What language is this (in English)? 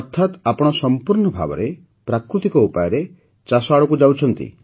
Odia